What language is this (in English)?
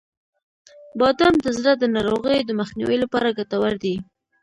Pashto